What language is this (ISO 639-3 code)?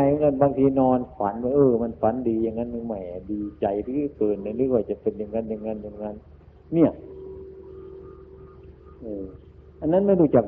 tha